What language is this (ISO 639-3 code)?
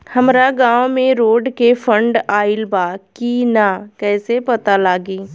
bho